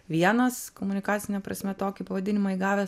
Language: Lithuanian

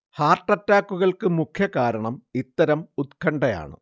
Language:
Malayalam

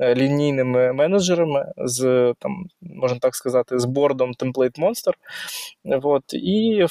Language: Ukrainian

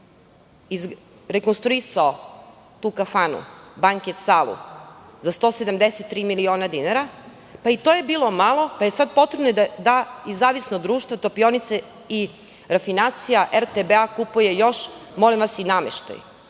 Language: Serbian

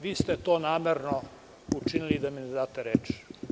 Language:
Serbian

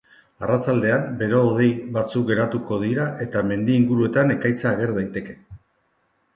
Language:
Basque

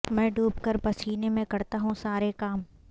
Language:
Urdu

